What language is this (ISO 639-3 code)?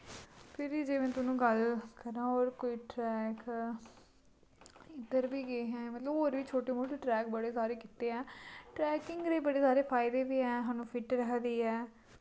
doi